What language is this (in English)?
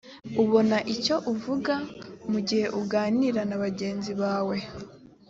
Kinyarwanda